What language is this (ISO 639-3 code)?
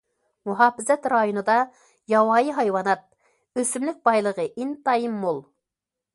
uig